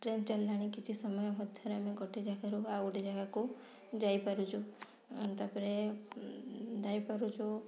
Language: Odia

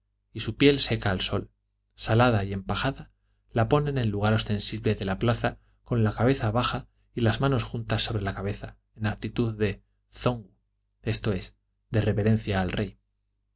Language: Spanish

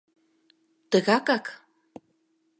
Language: Mari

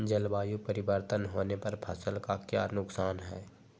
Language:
Magahi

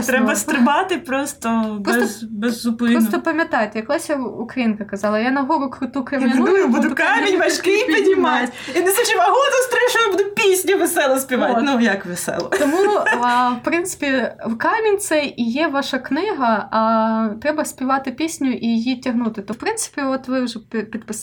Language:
Ukrainian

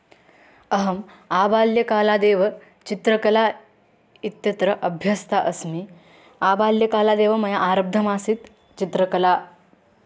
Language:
Sanskrit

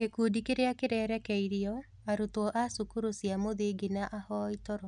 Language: Kikuyu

